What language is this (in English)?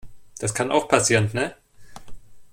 German